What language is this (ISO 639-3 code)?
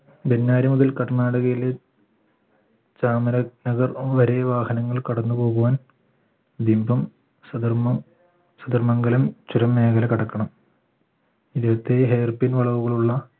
mal